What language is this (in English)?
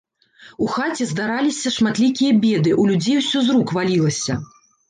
Belarusian